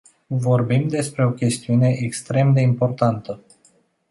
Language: Romanian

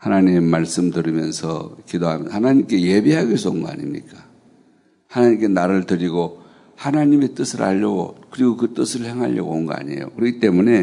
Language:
Korean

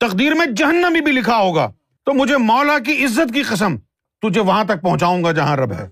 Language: Urdu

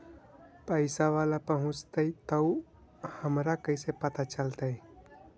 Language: Magahi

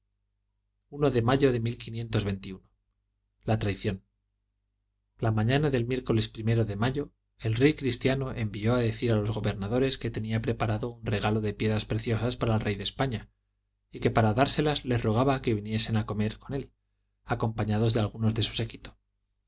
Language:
Spanish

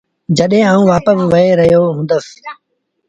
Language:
Sindhi Bhil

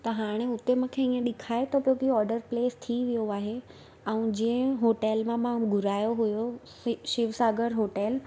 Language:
Sindhi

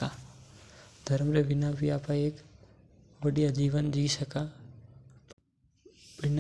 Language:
Mewari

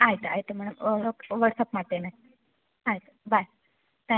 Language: Kannada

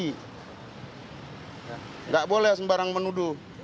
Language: Indonesian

